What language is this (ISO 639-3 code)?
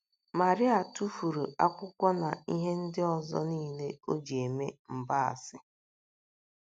ibo